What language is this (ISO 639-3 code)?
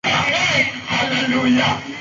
swa